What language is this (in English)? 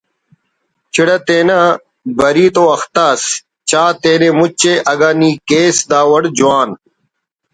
Brahui